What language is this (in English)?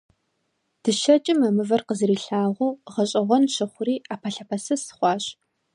Kabardian